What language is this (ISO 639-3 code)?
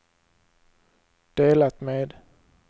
swe